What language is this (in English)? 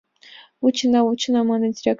Mari